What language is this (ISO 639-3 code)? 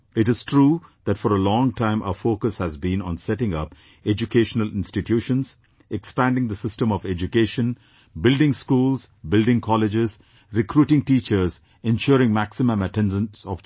eng